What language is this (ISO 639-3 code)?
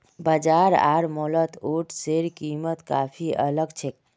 mag